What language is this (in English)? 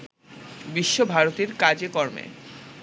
Bangla